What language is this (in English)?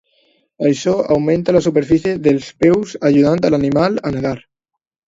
Catalan